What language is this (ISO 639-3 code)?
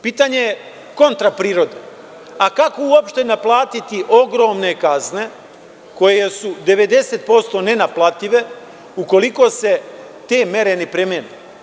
srp